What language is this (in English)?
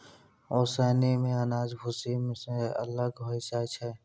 Maithili